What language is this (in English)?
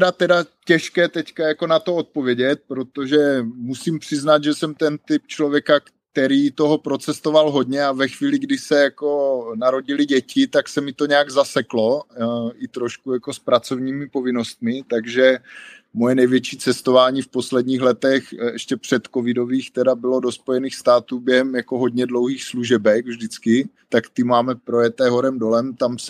Czech